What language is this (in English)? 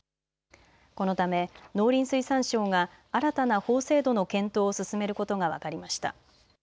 Japanese